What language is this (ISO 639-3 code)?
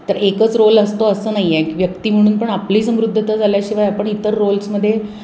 mar